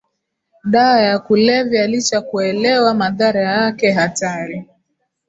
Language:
Swahili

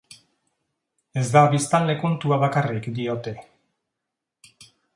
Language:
Basque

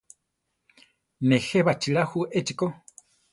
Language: Central Tarahumara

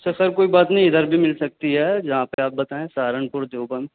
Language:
Urdu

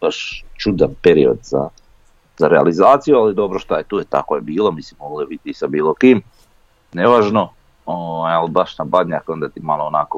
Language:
Croatian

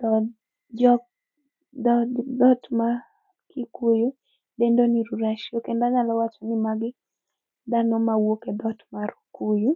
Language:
Luo (Kenya and Tanzania)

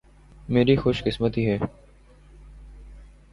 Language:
Urdu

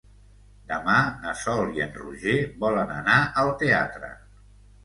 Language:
Catalan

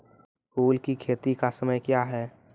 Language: Maithili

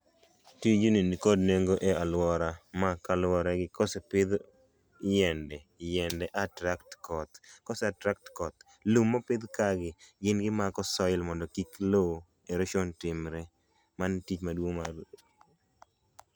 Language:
Luo (Kenya and Tanzania)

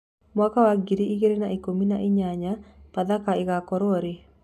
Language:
Kikuyu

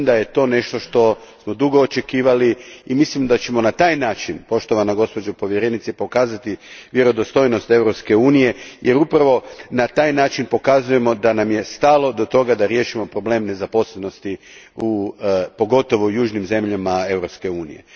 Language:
Croatian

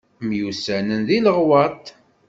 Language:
Kabyle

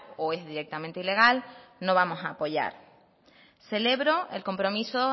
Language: Spanish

